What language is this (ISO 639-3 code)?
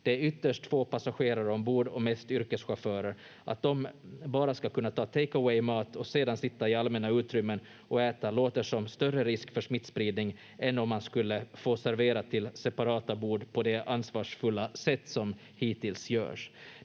fin